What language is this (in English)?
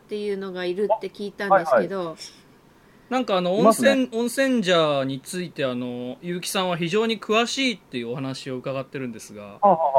Japanese